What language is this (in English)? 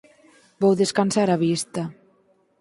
Galician